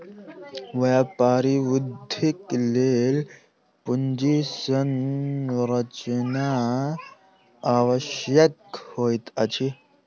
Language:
Maithili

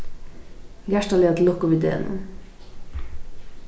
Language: Faroese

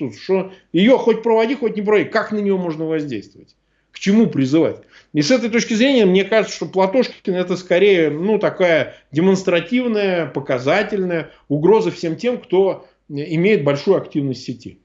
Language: Russian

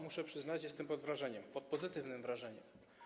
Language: Polish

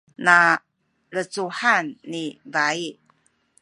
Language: Sakizaya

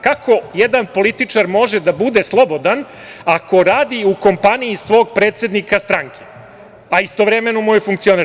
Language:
Serbian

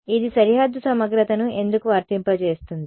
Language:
Telugu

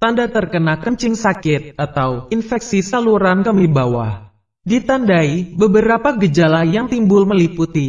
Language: Indonesian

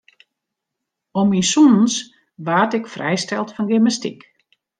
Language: Western Frisian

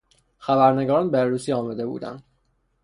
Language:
Persian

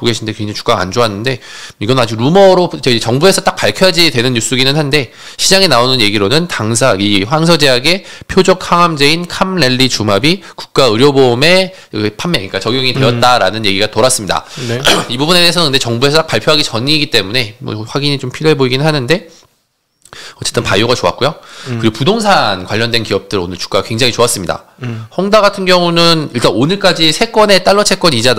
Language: Korean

